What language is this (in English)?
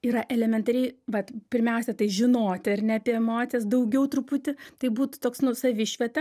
Lithuanian